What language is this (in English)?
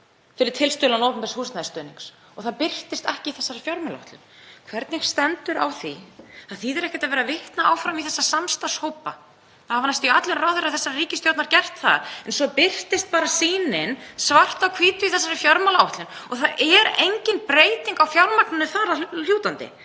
Icelandic